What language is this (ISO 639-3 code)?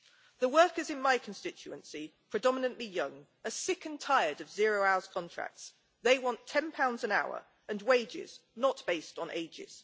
eng